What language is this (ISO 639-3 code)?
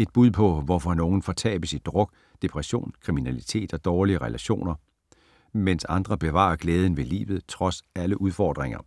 dan